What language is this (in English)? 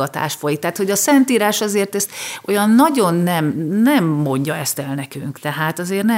Hungarian